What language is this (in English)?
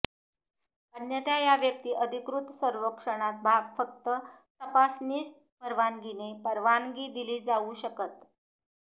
Marathi